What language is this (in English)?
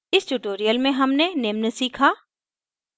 Hindi